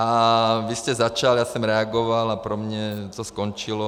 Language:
Czech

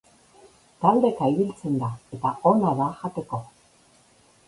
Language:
Basque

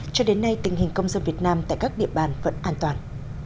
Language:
Vietnamese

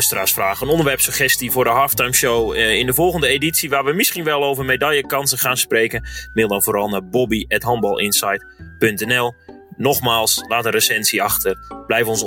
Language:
Dutch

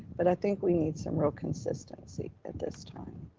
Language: English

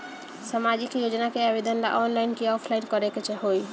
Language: Bhojpuri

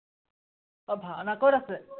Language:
Assamese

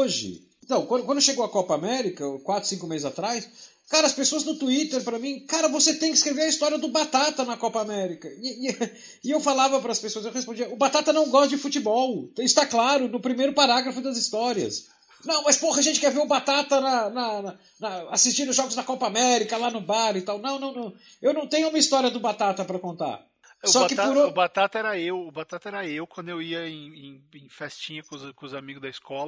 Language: Portuguese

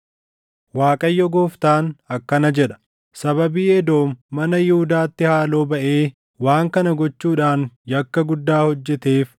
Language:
Oromo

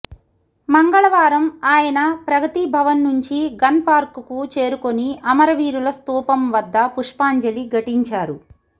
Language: Telugu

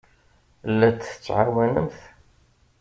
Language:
Kabyle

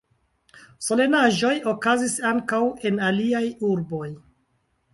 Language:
Esperanto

